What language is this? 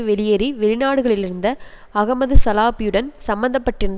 Tamil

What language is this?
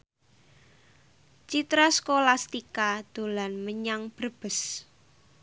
Javanese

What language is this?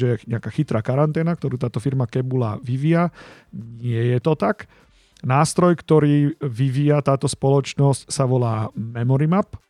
Slovak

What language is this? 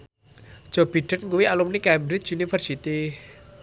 Javanese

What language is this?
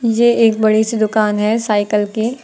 Hindi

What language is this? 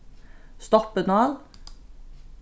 Faroese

